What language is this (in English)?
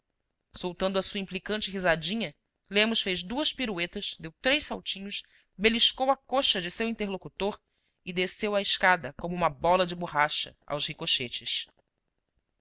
Portuguese